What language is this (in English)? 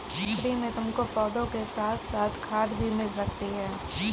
Hindi